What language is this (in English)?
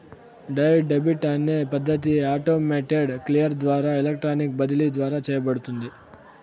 Telugu